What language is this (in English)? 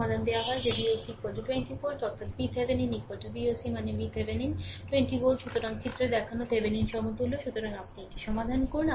Bangla